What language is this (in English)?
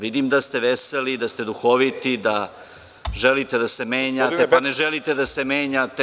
Serbian